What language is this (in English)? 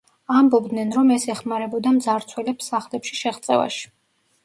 Georgian